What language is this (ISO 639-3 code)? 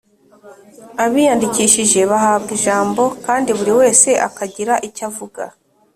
kin